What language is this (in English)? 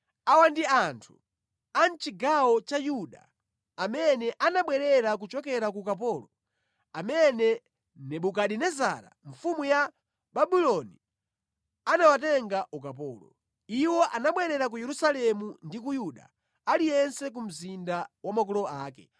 Nyanja